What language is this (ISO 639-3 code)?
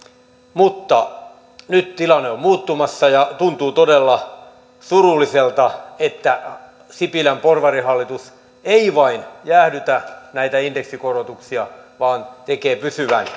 fin